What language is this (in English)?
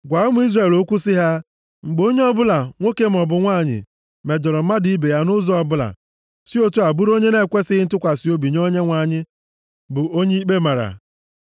Igbo